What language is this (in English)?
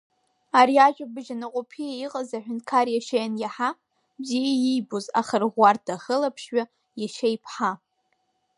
Abkhazian